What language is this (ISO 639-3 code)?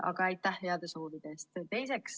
est